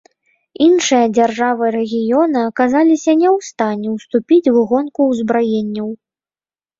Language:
Belarusian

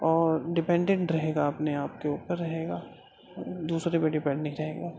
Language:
Urdu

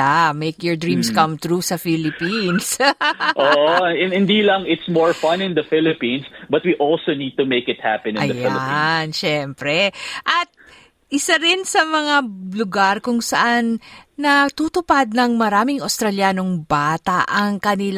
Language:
Filipino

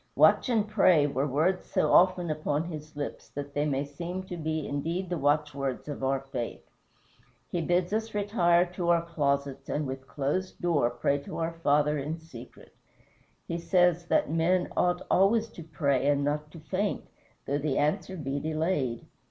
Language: English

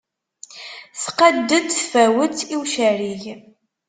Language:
Kabyle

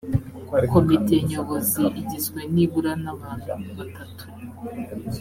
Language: Kinyarwanda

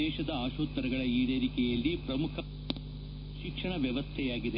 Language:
Kannada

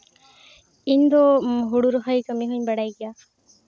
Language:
Santali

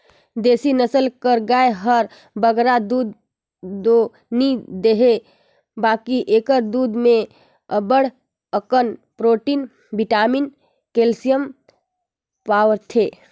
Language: Chhattisgarhi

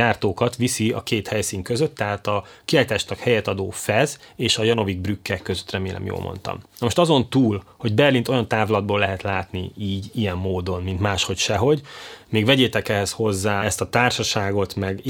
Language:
Hungarian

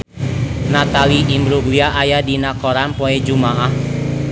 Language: Sundanese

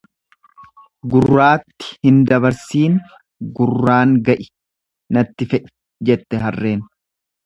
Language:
Oromo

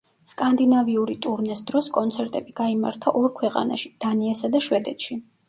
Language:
Georgian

